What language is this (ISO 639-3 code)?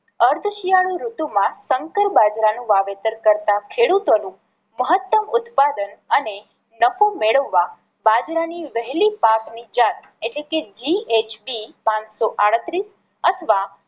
guj